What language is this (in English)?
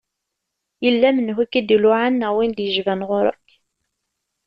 Kabyle